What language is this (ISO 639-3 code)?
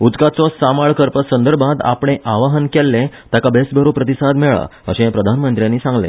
kok